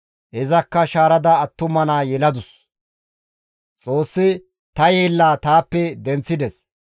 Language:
Gamo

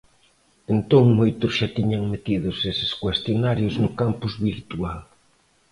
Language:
Galician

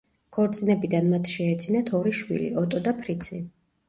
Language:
Georgian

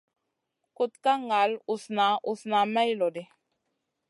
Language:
Masana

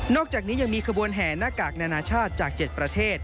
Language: Thai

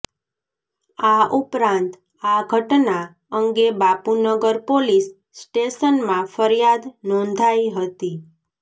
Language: Gujarati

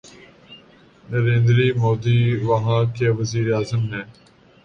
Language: Urdu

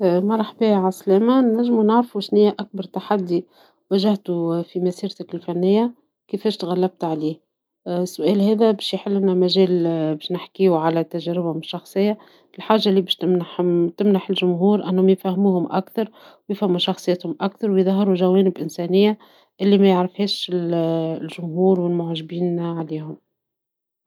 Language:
Tunisian Arabic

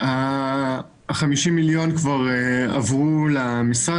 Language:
Hebrew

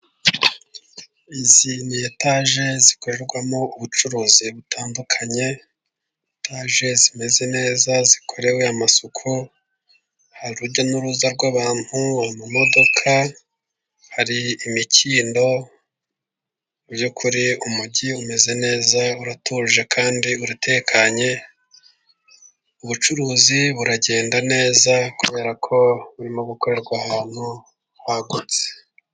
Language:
Kinyarwanda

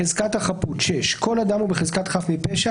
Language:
Hebrew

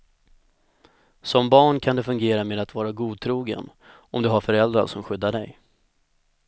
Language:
Swedish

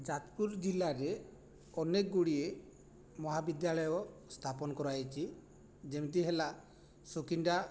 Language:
Odia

